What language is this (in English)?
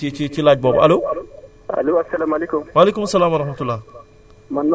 Wolof